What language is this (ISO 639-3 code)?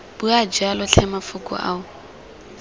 tsn